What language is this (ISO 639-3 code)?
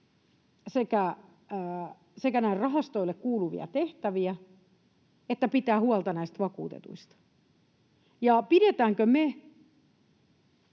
fin